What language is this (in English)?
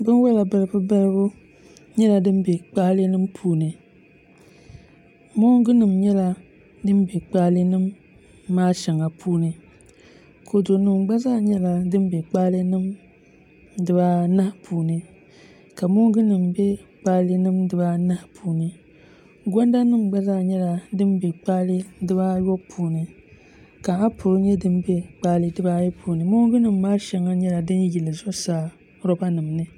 Dagbani